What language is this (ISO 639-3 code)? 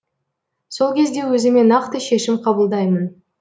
kaz